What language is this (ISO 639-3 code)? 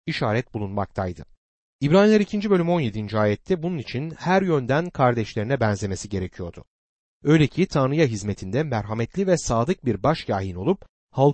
tur